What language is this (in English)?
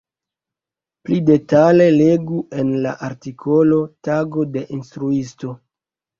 Esperanto